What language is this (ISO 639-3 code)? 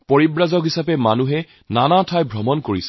asm